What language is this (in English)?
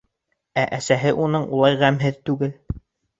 Bashkir